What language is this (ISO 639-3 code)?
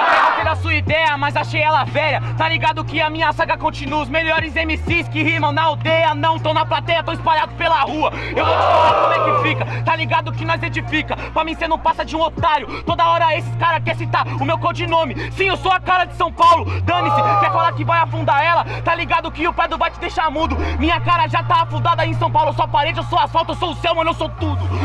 por